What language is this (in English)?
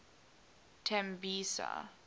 English